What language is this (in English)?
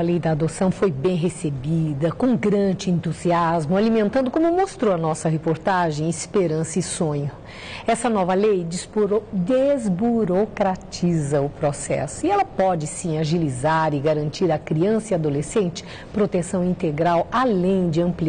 Portuguese